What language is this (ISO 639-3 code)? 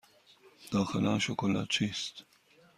fas